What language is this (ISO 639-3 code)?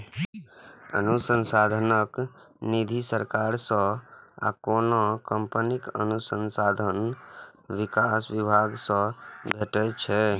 mai